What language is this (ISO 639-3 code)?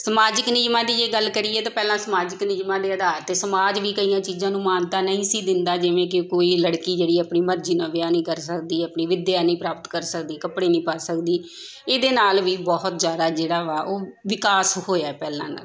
pan